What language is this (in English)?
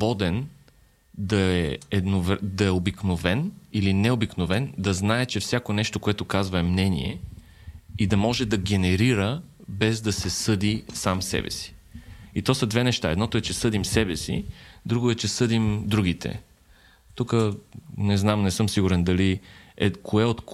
Bulgarian